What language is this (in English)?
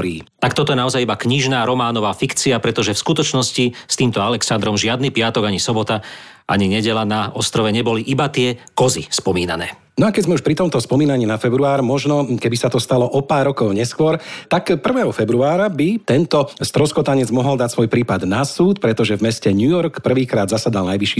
Slovak